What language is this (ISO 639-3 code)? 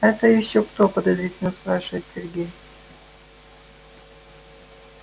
rus